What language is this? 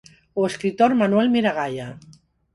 Galician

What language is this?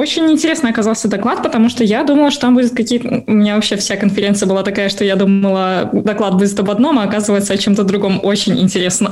Russian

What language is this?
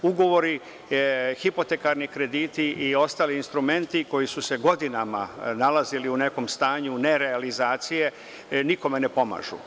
Serbian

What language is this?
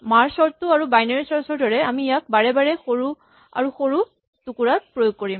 Assamese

